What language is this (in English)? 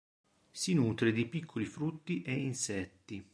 Italian